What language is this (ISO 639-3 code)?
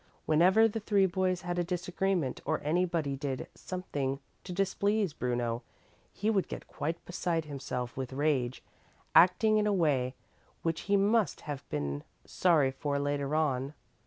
eng